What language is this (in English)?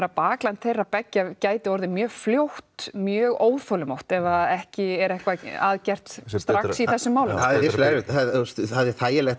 Icelandic